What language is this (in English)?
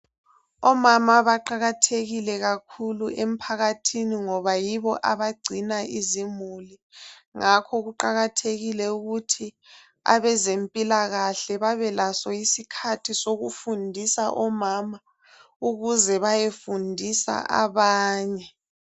North Ndebele